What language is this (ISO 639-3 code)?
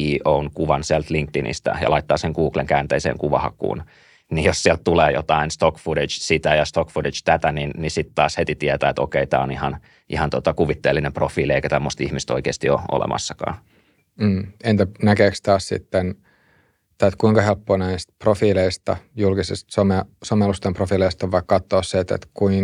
fin